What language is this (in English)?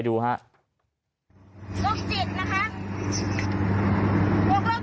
Thai